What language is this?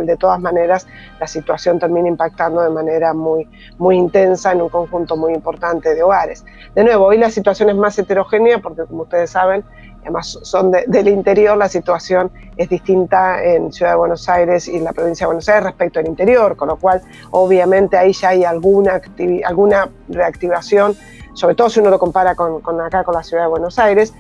Spanish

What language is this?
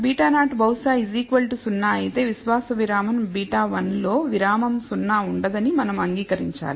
Telugu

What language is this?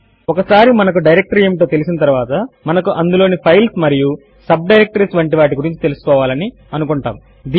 Telugu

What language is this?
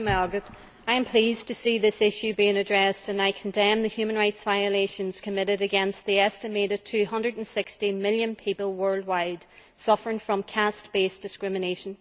English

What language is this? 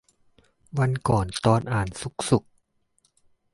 Thai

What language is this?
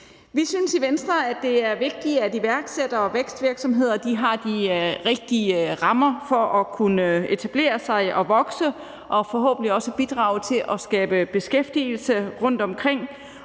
Danish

